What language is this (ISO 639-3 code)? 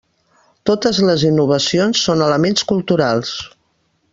cat